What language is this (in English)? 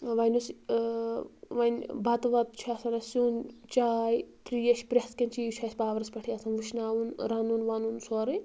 Kashmiri